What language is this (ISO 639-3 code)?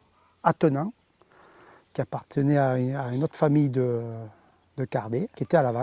fra